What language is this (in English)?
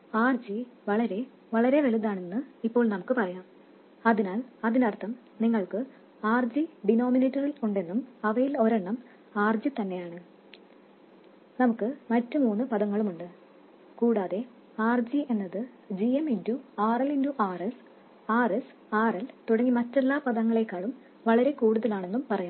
Malayalam